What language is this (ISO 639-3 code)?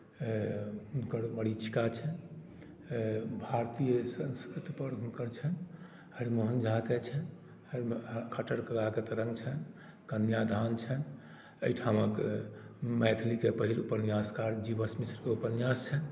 mai